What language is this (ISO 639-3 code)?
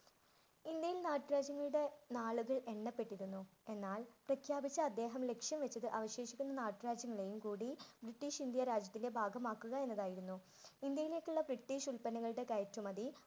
mal